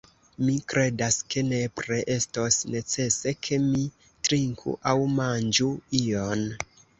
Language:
Esperanto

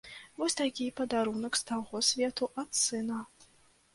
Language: Belarusian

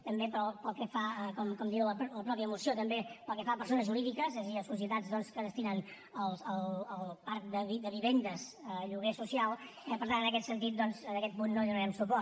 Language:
Catalan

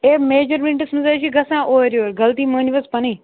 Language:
Kashmiri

